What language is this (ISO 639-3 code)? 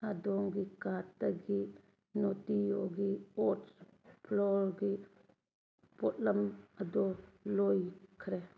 mni